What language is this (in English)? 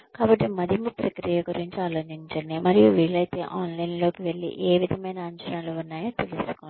Telugu